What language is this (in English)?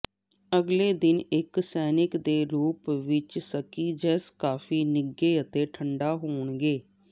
Punjabi